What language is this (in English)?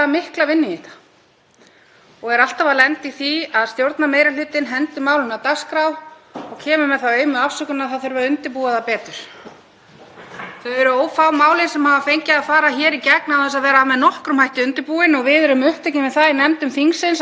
Icelandic